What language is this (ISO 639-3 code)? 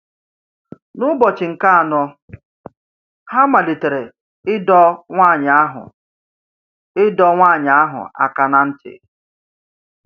ibo